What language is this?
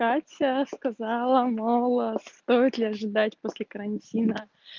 Russian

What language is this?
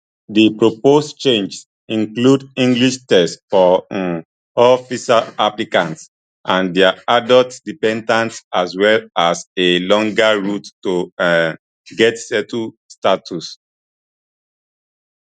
Nigerian Pidgin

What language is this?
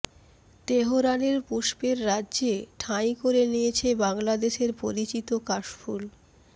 Bangla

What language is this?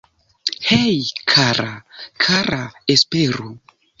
Esperanto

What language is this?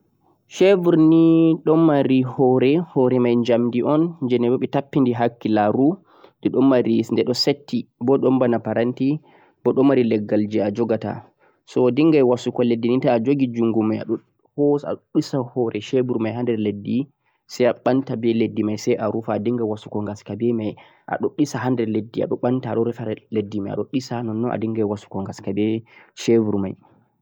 Central-Eastern Niger Fulfulde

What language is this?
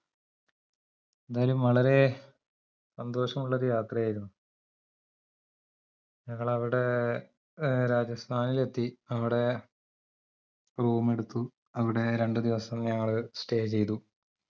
Malayalam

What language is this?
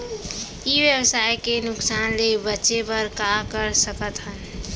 Chhattisgarhi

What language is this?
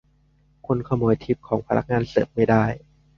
Thai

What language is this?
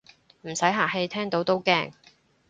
Cantonese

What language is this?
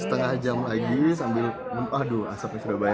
Indonesian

